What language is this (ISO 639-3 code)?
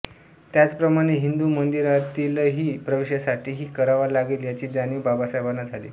mar